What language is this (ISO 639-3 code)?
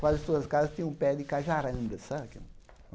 por